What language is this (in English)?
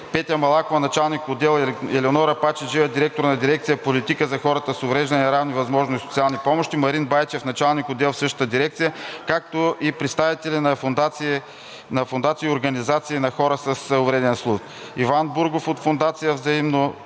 Bulgarian